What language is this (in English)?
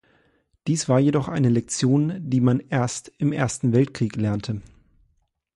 German